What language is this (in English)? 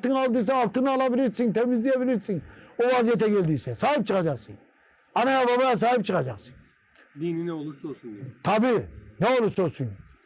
Turkish